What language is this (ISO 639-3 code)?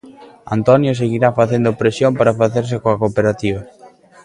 glg